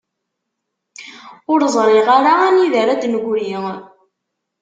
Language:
Kabyle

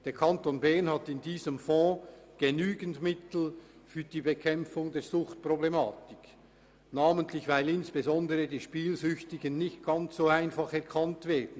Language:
Swiss German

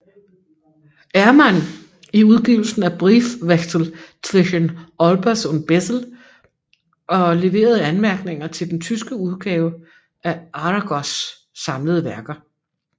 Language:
Danish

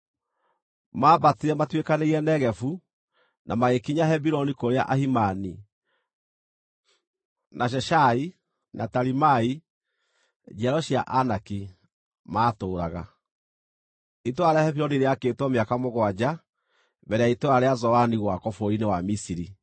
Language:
Kikuyu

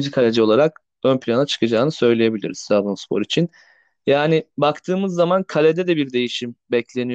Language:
Turkish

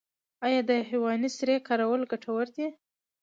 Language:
Pashto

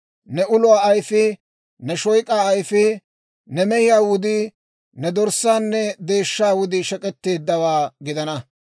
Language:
Dawro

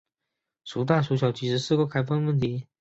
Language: Chinese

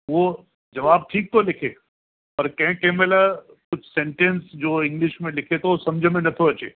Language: Sindhi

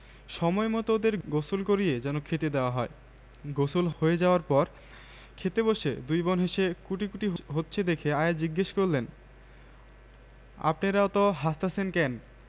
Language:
Bangla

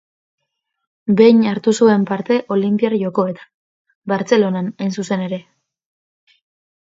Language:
Basque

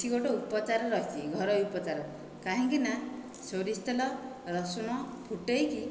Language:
Odia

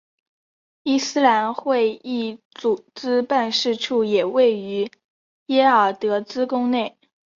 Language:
Chinese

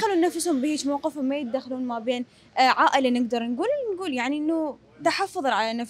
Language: Arabic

